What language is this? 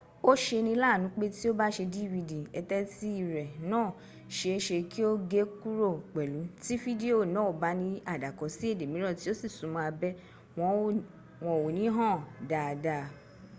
Yoruba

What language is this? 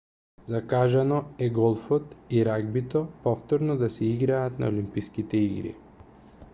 Macedonian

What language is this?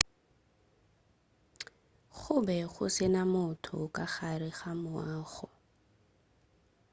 Northern Sotho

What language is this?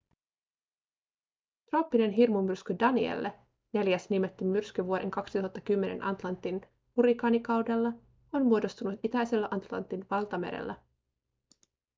Finnish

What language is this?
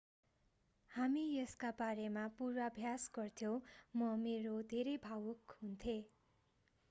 Nepali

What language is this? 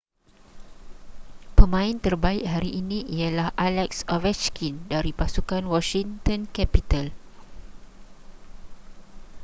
Malay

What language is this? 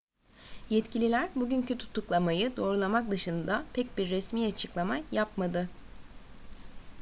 Turkish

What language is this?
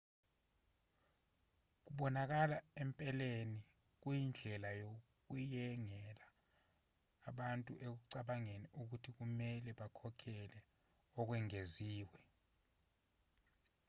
Zulu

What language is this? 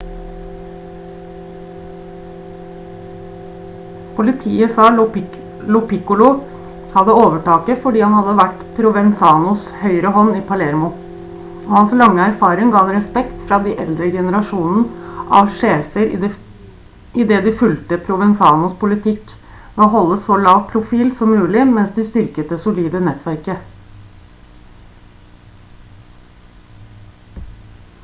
Norwegian Bokmål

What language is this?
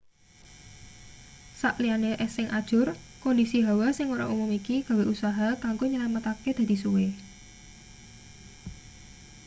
Javanese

